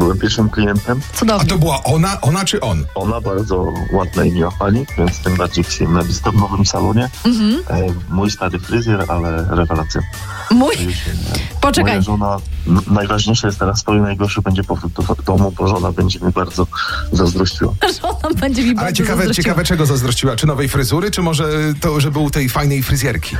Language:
Polish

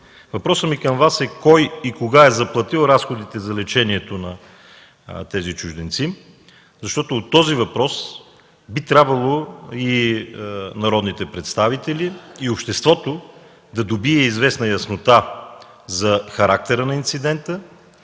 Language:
Bulgarian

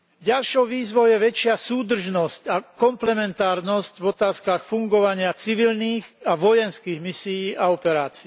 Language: Slovak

